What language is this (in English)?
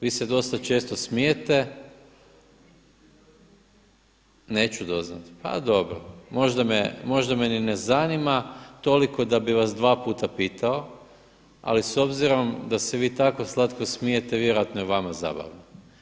Croatian